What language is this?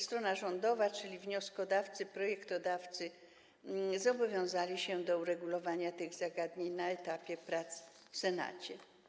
Polish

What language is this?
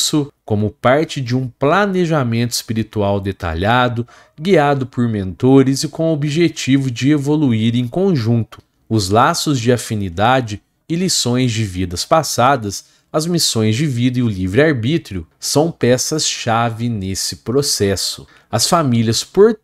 Portuguese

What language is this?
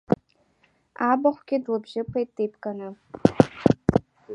Abkhazian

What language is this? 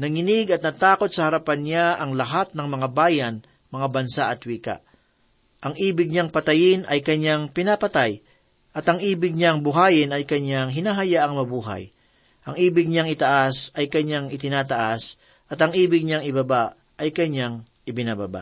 Filipino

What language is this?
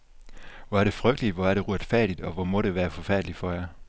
Danish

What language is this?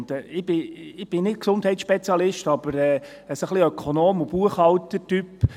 Swiss German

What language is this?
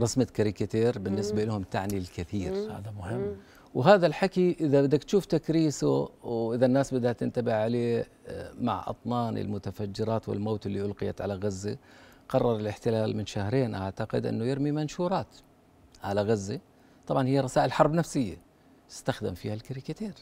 Arabic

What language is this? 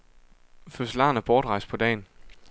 Danish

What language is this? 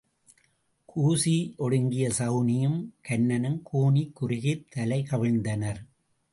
Tamil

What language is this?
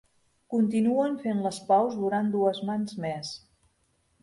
Catalan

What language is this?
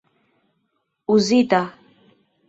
Esperanto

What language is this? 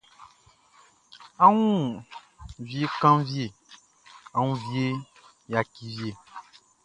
Baoulé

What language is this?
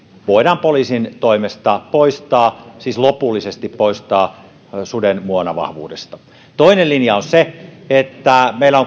Finnish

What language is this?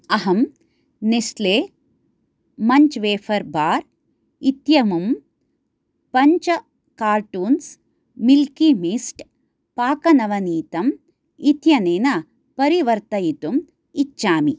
Sanskrit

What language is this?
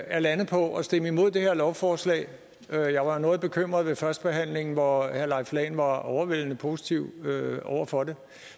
Danish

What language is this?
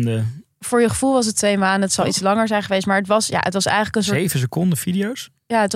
Dutch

